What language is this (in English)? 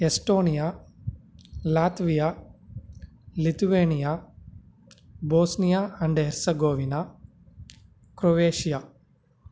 Tamil